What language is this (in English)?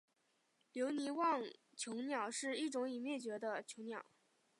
Chinese